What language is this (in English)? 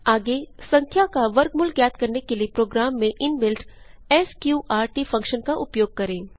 Hindi